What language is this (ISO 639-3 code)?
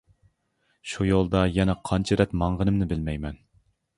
uig